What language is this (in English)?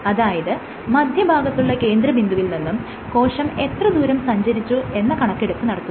Malayalam